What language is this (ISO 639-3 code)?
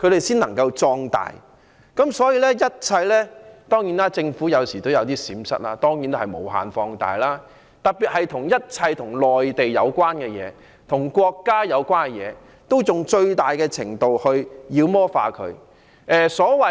yue